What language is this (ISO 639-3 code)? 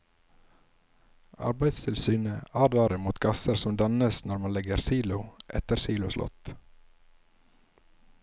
nor